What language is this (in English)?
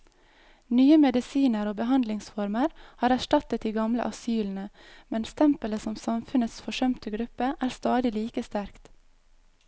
Norwegian